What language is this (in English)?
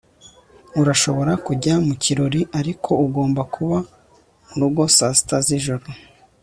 Kinyarwanda